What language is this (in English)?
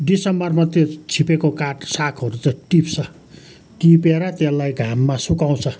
Nepali